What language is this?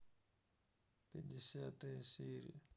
Russian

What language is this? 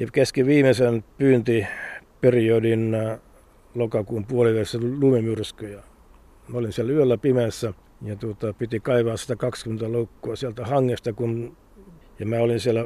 Finnish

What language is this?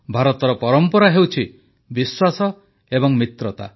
Odia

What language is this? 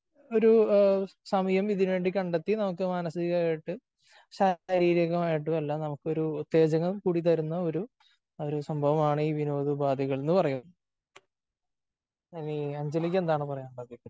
Malayalam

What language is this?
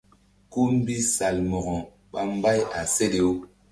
Mbum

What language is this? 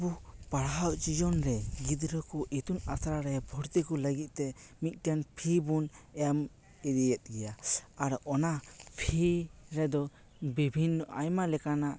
Santali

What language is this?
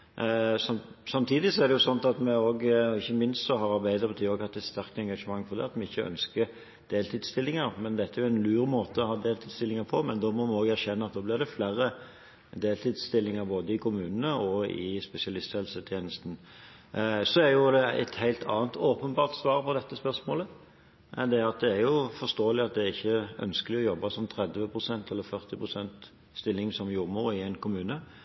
Norwegian Bokmål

